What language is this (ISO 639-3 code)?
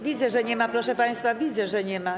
pol